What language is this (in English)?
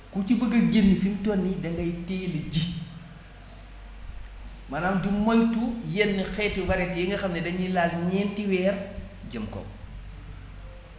Wolof